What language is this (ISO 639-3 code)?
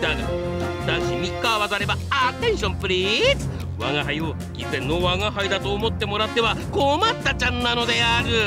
jpn